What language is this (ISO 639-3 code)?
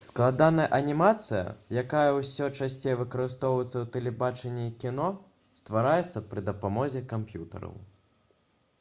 bel